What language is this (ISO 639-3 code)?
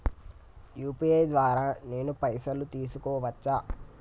tel